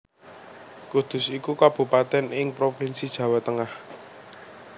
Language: Javanese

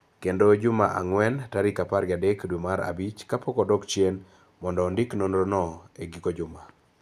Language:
Luo (Kenya and Tanzania)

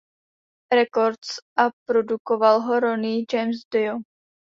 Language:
Czech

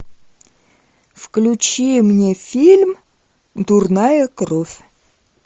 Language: Russian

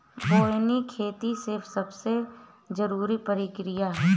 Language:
Bhojpuri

